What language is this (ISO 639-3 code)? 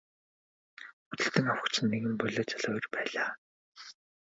mon